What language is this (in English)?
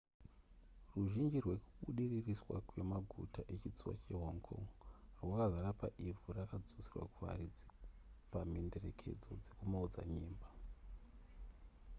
Shona